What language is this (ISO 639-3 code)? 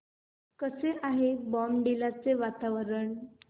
mar